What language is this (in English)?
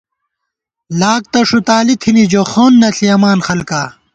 Gawar-Bati